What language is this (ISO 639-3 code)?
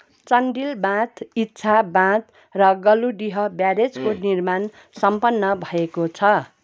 nep